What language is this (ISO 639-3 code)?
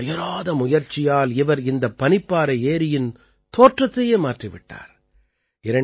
tam